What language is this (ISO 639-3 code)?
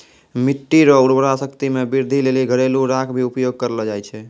mai